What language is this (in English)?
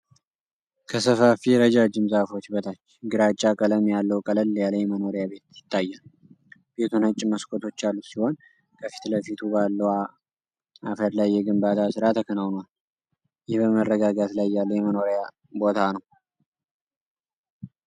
Amharic